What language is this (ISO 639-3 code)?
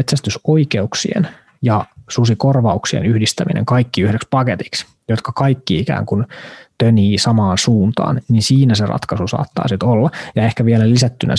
fin